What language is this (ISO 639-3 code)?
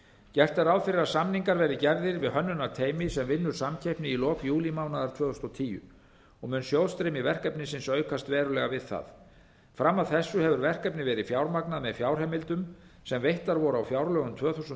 isl